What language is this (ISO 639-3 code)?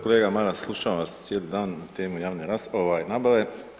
hrv